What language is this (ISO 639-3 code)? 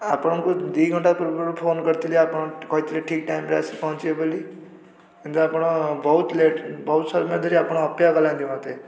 ori